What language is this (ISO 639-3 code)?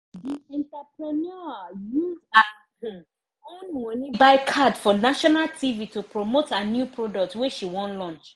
pcm